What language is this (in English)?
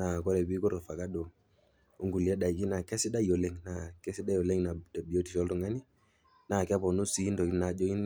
Masai